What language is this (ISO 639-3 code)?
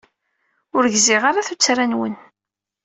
kab